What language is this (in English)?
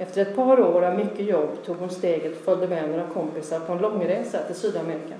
Swedish